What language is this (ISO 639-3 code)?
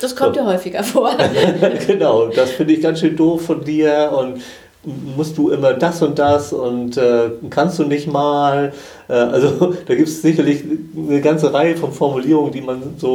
deu